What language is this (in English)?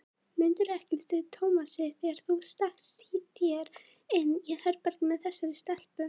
Icelandic